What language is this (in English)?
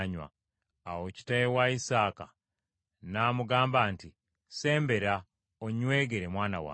Ganda